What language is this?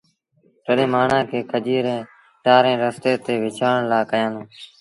Sindhi Bhil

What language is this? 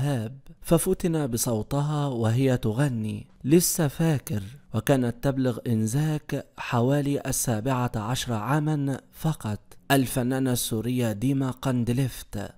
Arabic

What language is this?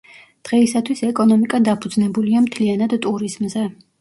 Georgian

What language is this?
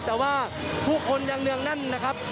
Thai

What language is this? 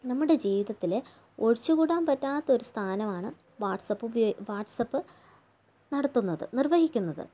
Malayalam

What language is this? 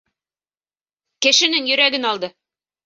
Bashkir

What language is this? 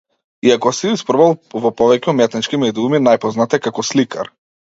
Macedonian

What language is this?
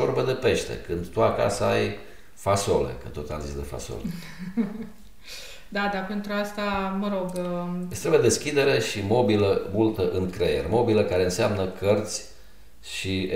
Romanian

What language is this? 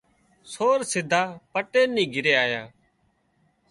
Wadiyara Koli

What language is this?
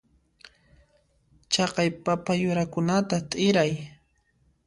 Puno Quechua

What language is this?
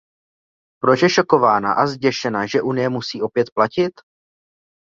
Czech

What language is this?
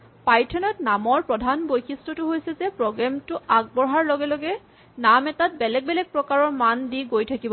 Assamese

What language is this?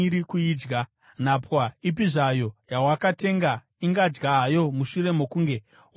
Shona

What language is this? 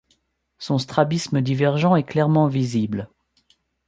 French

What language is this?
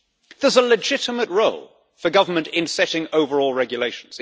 English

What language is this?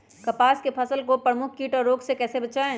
Magahi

